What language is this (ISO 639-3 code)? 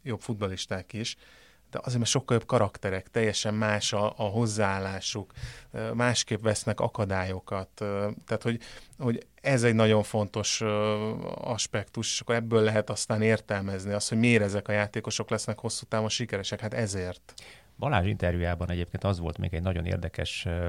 hun